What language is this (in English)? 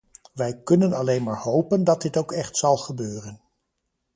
Dutch